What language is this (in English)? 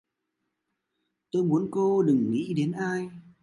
Vietnamese